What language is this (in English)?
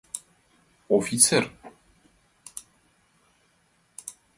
Mari